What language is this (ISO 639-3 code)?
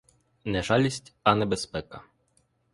ukr